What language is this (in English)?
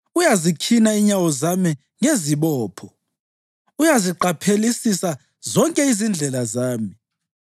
North Ndebele